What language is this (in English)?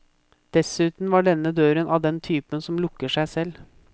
Norwegian